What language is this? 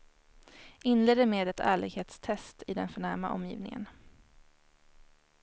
Swedish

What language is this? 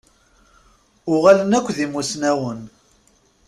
Kabyle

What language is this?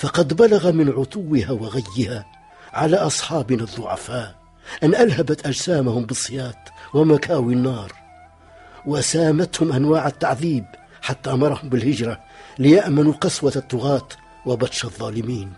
Arabic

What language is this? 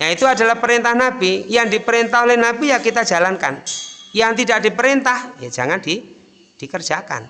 Indonesian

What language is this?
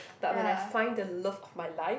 English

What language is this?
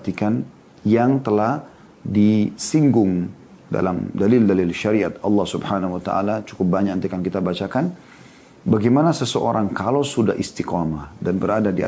Indonesian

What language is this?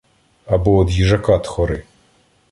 Ukrainian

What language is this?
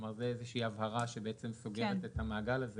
Hebrew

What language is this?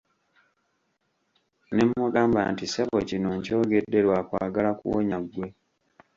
Ganda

